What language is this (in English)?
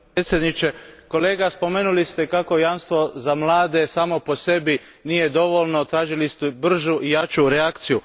Croatian